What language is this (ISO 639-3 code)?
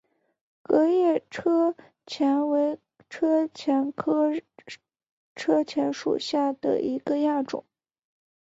zho